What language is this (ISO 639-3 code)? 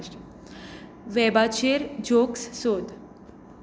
kok